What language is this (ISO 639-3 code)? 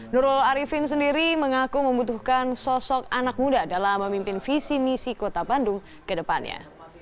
ind